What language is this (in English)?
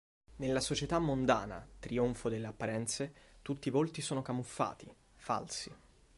Italian